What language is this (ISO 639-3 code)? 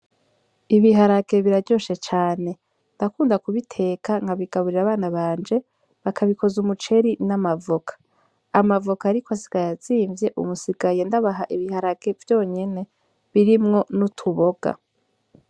run